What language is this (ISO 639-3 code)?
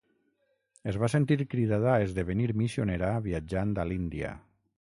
cat